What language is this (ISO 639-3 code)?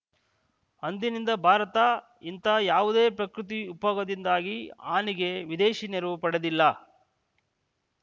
kan